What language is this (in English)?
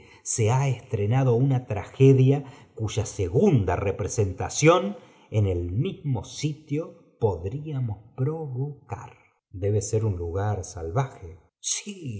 Spanish